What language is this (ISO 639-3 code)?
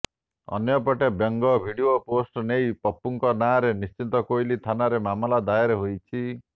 ori